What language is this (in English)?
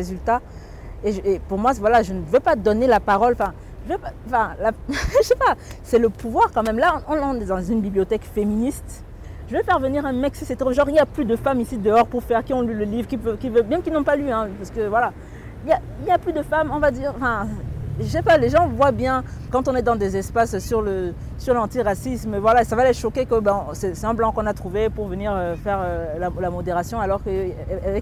French